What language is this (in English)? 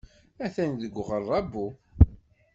Kabyle